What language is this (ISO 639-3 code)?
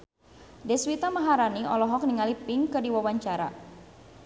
sun